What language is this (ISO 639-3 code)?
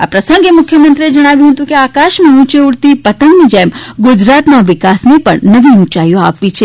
guj